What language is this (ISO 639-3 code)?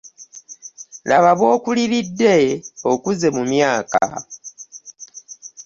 lug